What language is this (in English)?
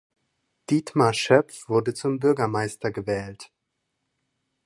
German